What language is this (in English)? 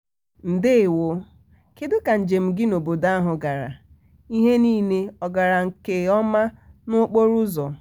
Igbo